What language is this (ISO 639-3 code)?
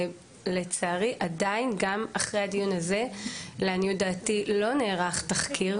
heb